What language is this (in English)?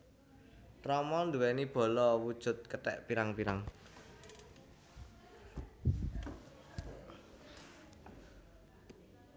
Javanese